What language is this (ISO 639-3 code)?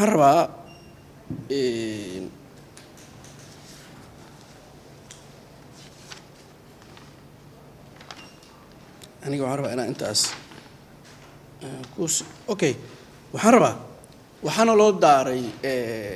ara